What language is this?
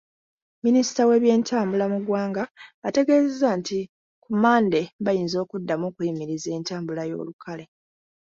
Ganda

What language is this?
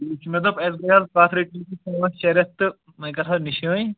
Kashmiri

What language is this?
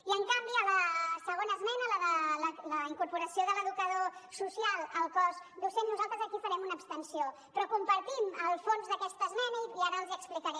Catalan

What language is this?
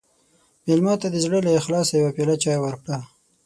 Pashto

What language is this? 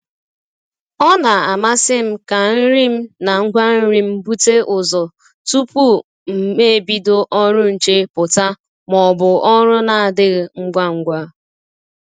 Igbo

